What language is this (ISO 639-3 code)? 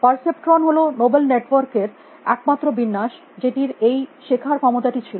ben